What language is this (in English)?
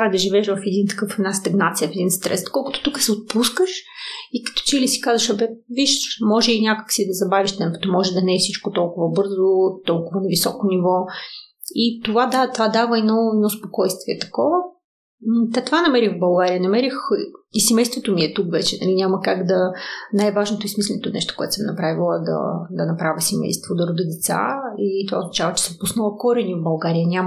Bulgarian